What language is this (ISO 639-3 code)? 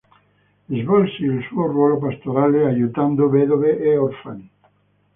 ita